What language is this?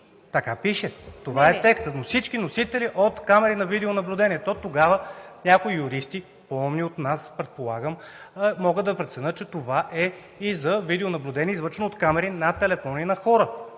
Bulgarian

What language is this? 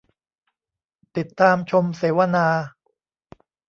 Thai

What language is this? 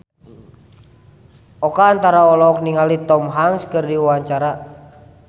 Sundanese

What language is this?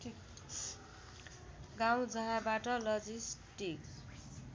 Nepali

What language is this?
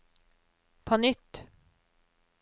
Norwegian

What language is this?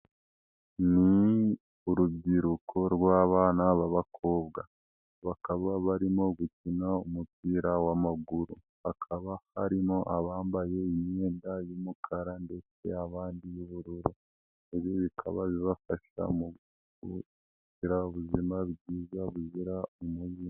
Kinyarwanda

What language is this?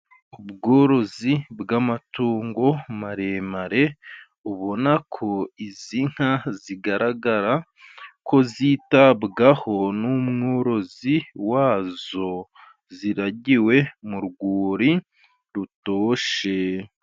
Kinyarwanda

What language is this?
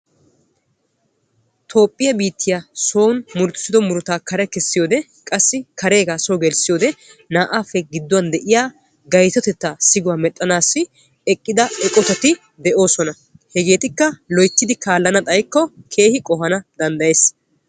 Wolaytta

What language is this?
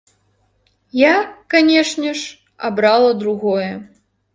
Belarusian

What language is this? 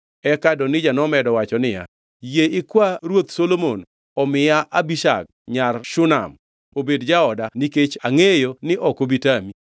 Luo (Kenya and Tanzania)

